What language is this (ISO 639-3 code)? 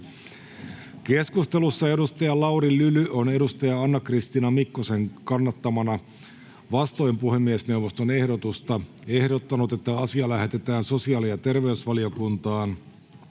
fin